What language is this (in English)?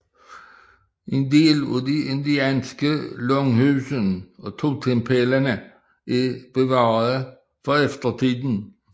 Danish